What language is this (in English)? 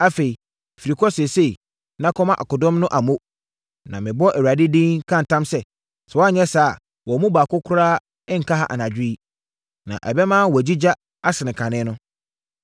Akan